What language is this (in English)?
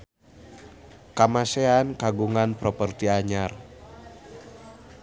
Sundanese